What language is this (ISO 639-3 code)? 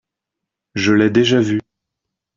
fra